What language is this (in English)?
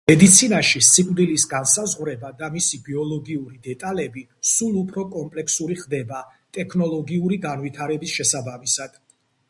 Georgian